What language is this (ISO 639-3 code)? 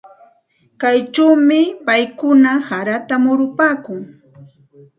qxt